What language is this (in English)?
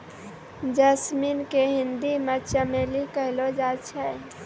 Maithili